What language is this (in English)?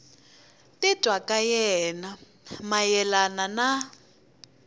Tsonga